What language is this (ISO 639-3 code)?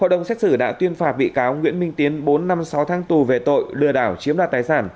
vie